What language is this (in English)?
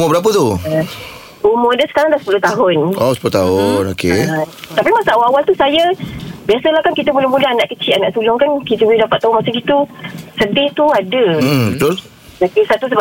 Malay